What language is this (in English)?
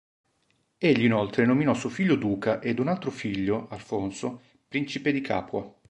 Italian